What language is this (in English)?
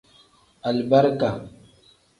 Tem